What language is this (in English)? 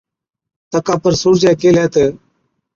Od